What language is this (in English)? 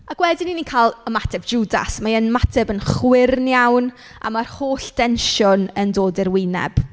Welsh